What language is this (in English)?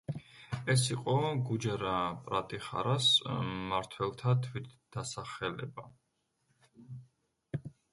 Georgian